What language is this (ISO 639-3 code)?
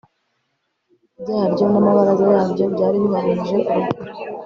kin